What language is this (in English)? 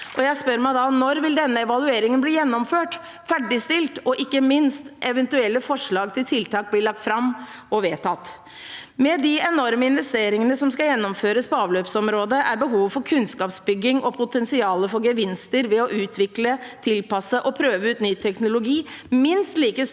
Norwegian